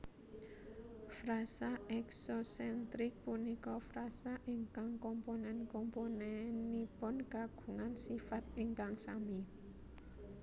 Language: Javanese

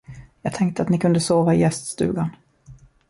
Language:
Swedish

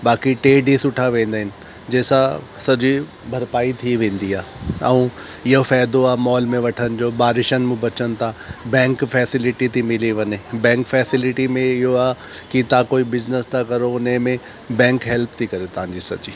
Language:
Sindhi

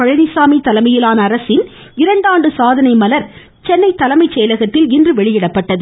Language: Tamil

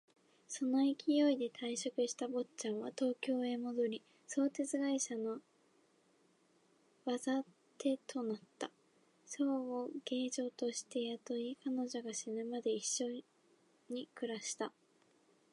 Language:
Japanese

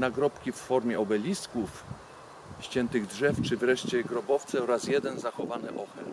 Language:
Polish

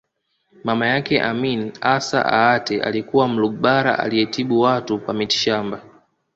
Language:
Swahili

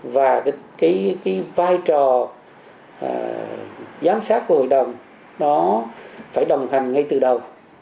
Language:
Vietnamese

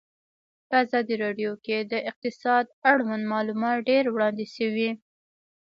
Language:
Pashto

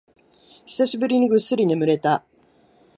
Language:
Japanese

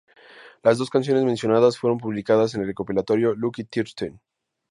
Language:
Spanish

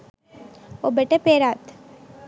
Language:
Sinhala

